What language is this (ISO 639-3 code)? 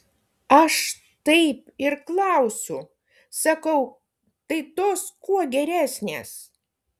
lit